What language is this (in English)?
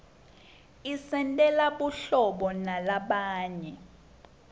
Swati